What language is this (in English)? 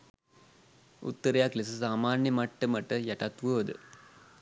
Sinhala